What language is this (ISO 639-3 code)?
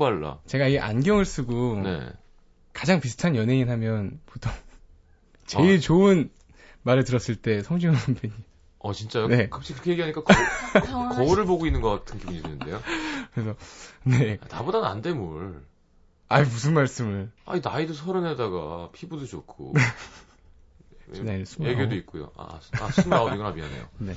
kor